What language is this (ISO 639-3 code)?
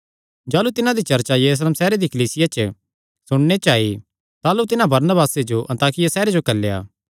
xnr